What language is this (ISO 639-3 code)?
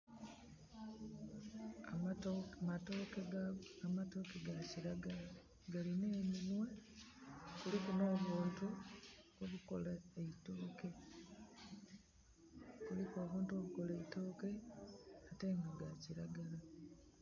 xog